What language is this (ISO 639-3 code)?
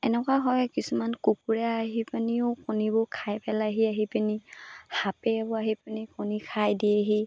asm